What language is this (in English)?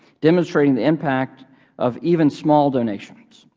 English